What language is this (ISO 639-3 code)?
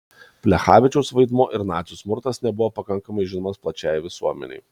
lit